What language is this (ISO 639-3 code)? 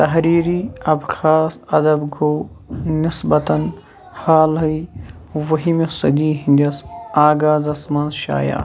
kas